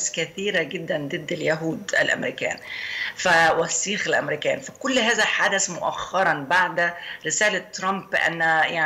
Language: Arabic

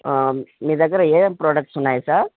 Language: Telugu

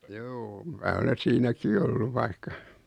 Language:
Finnish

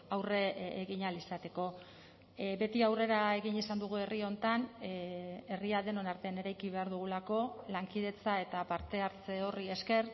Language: Basque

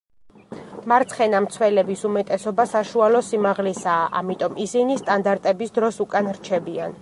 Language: Georgian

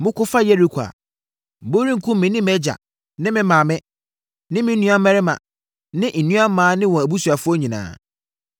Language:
Akan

